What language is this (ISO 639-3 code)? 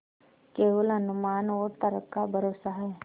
hin